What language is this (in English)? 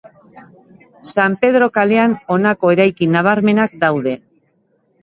Basque